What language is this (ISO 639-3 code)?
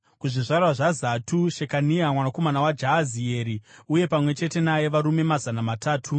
sna